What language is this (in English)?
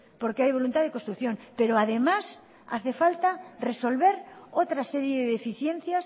Spanish